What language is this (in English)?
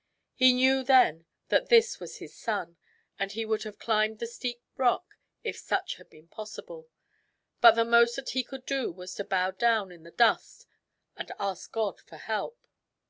English